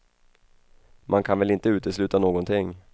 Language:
Swedish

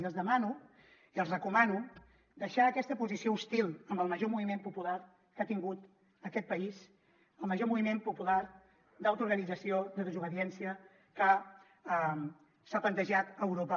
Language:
Catalan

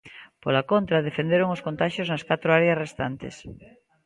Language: Galician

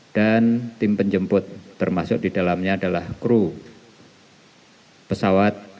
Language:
Indonesian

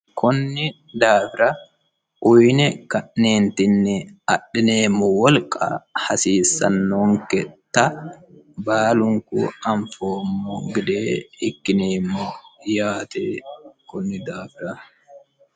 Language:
Sidamo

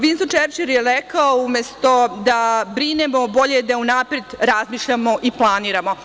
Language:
Serbian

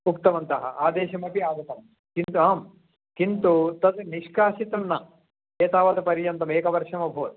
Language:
Sanskrit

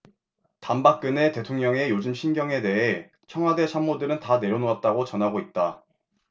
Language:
Korean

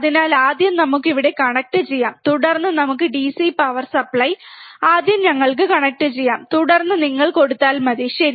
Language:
Malayalam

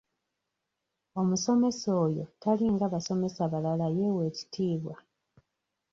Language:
Ganda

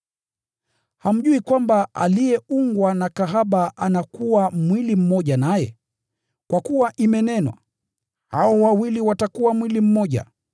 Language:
Swahili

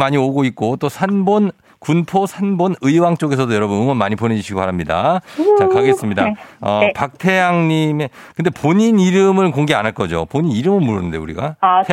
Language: Korean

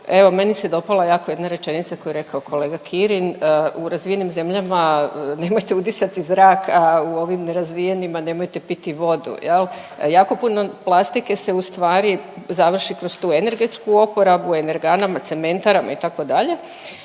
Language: Croatian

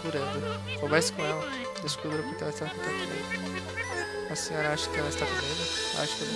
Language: Portuguese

